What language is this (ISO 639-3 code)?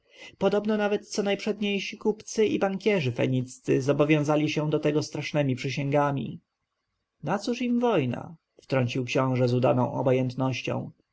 pol